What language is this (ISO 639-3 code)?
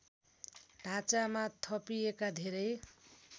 nep